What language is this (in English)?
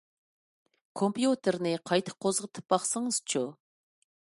Uyghur